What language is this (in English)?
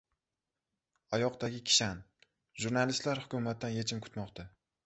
Uzbek